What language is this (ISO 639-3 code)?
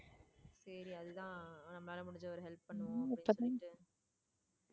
tam